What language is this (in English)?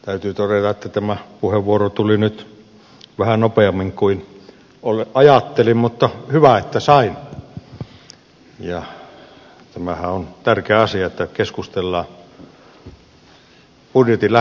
Finnish